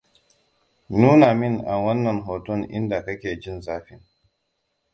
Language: Hausa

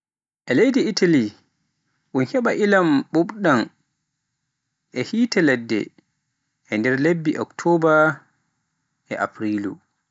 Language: Pular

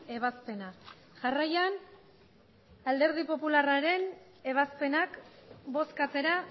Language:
Basque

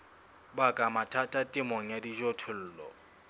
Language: Southern Sotho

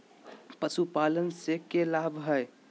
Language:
Magahi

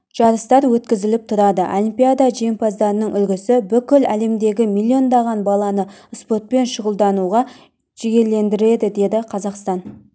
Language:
Kazakh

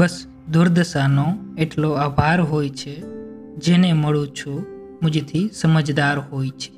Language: Gujarati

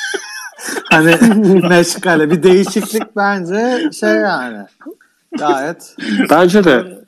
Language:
Turkish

